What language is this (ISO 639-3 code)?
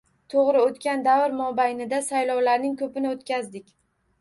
uzb